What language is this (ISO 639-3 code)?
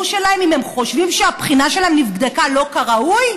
heb